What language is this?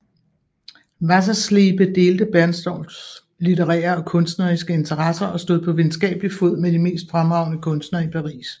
Danish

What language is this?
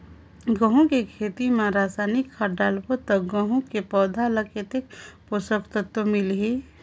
Chhattisgarhi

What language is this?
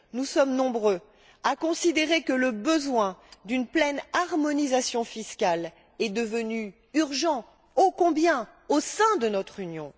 French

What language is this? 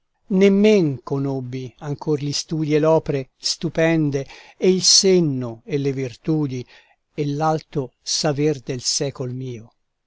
Italian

